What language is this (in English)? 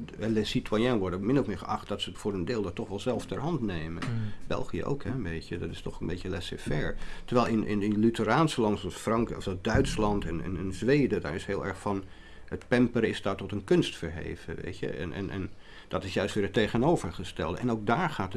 Dutch